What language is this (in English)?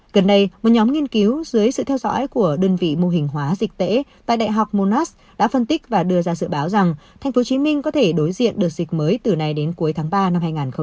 Vietnamese